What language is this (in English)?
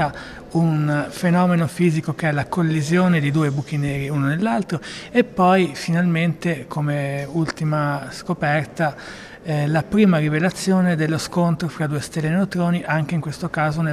Italian